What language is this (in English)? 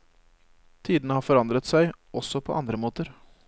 Norwegian